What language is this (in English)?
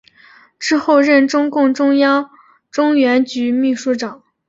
Chinese